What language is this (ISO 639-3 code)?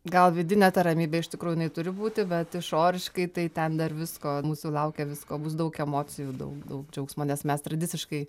lit